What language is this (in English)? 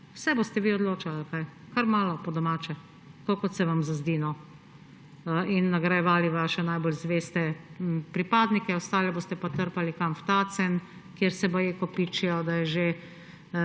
Slovenian